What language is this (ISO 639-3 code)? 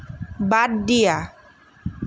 asm